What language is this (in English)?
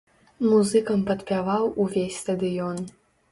Belarusian